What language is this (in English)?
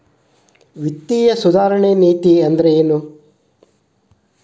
Kannada